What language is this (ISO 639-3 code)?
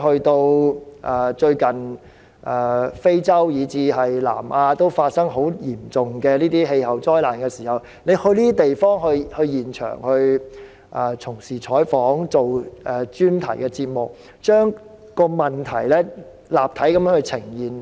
yue